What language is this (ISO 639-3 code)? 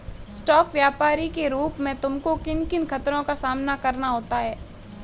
hin